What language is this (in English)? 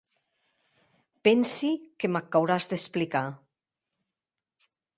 Occitan